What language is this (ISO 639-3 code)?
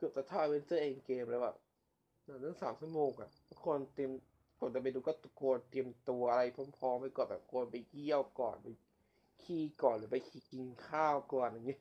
tha